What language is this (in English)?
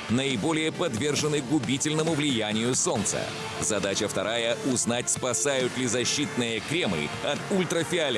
Russian